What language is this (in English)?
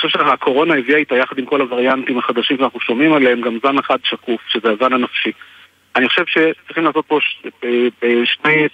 Hebrew